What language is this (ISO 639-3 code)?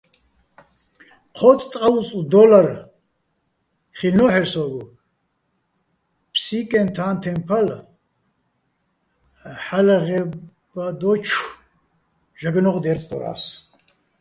bbl